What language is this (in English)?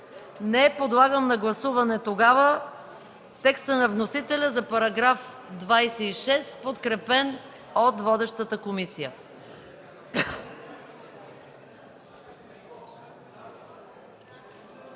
Bulgarian